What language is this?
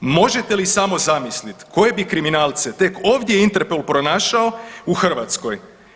Croatian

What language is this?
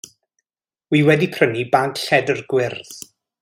Welsh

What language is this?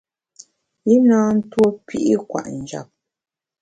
Bamun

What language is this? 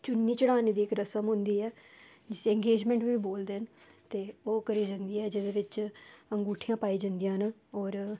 Dogri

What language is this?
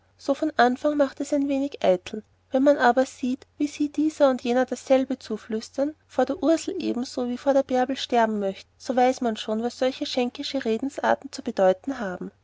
German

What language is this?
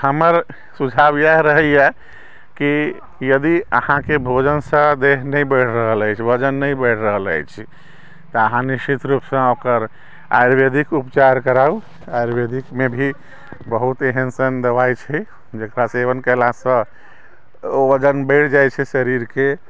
Maithili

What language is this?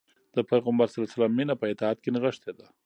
Pashto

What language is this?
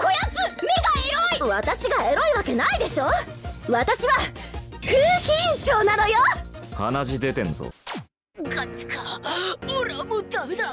Japanese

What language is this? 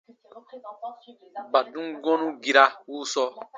Baatonum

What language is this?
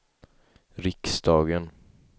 Swedish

